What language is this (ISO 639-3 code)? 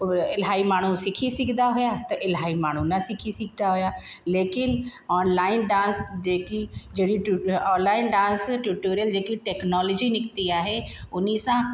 snd